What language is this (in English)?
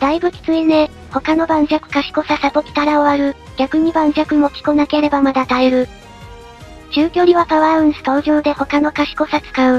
Japanese